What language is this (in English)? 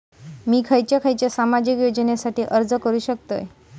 Marathi